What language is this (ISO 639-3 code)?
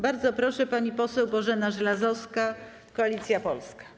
pol